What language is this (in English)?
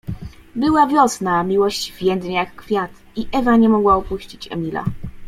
Polish